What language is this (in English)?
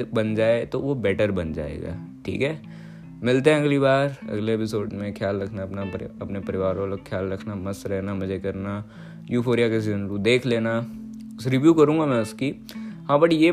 Hindi